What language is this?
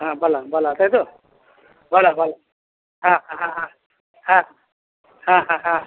Bangla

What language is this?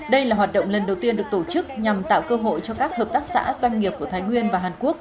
Vietnamese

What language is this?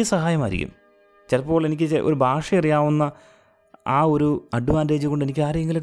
Malayalam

